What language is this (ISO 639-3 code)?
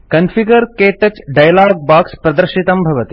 san